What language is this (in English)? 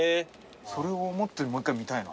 Japanese